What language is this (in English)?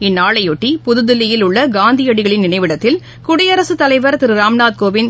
Tamil